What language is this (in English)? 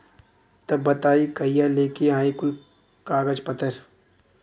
Bhojpuri